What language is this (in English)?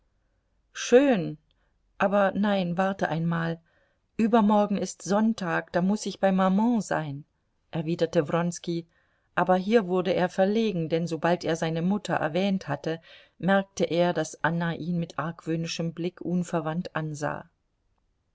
German